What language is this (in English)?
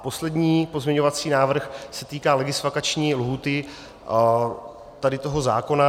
Czech